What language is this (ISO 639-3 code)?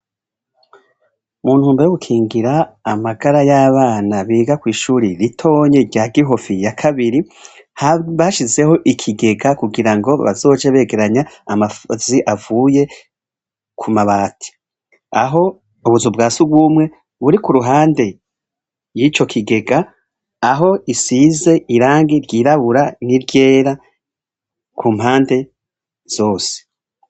run